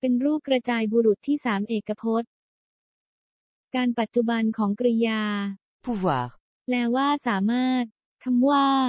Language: Thai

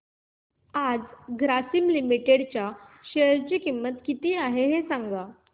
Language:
Marathi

